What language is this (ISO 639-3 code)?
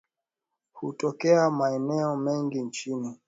swa